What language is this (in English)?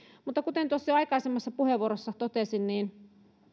Finnish